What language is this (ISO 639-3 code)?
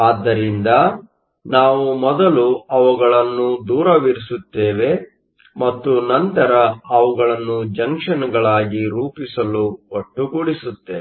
kan